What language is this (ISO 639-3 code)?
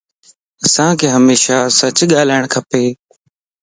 lss